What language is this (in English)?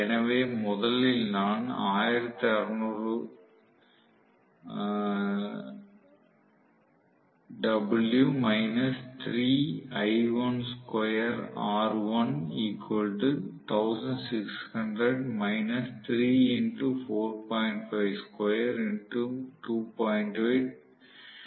Tamil